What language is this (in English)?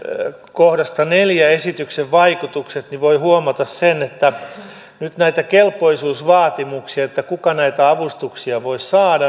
Finnish